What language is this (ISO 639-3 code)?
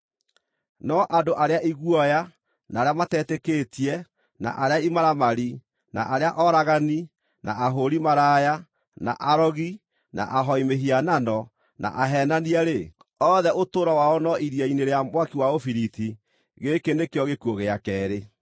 kik